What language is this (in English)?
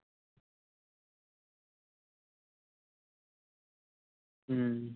Punjabi